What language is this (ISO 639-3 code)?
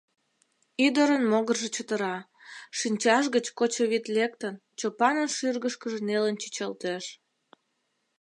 chm